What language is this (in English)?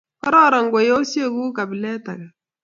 Kalenjin